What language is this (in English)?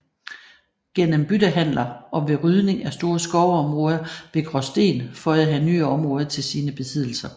Danish